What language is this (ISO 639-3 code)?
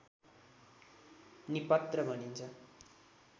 nep